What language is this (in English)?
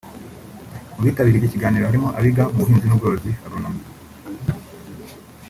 Kinyarwanda